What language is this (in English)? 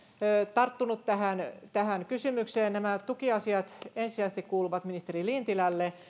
Finnish